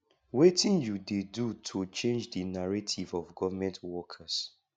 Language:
Nigerian Pidgin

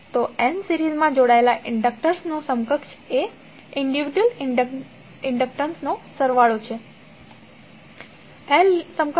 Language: Gujarati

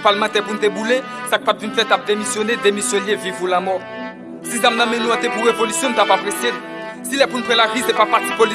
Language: French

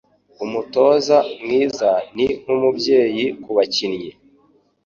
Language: Kinyarwanda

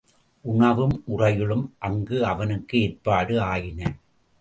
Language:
Tamil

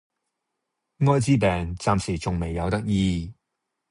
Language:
Cantonese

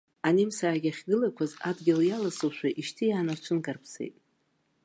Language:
Abkhazian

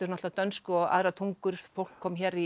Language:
Icelandic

